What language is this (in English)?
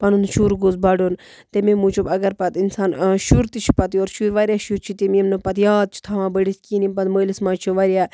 Kashmiri